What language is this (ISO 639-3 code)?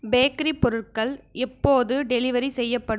tam